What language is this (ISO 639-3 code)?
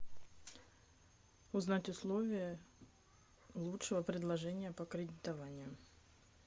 rus